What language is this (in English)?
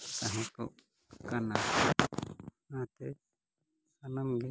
Santali